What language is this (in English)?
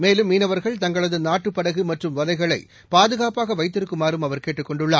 Tamil